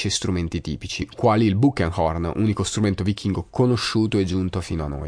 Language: Italian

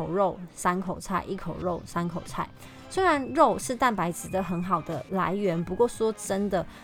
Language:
Chinese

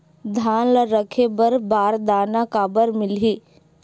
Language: Chhattisgarhi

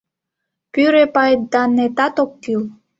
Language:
Mari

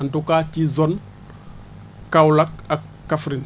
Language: Wolof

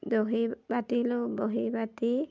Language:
Assamese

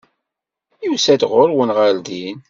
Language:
Kabyle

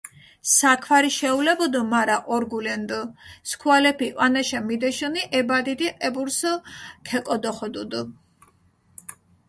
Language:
Mingrelian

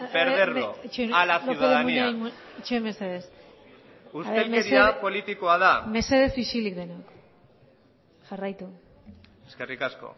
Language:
Basque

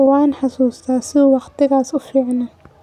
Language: Somali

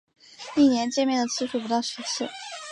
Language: Chinese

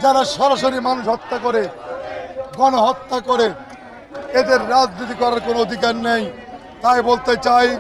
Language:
Bangla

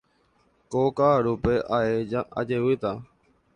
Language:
Guarani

